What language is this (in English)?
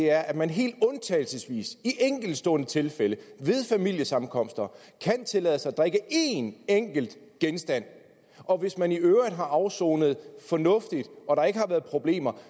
Danish